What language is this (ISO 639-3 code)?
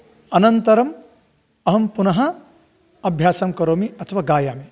san